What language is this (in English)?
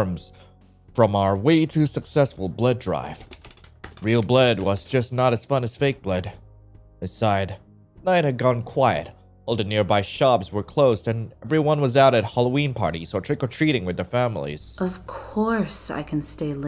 English